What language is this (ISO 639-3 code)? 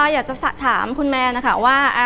tha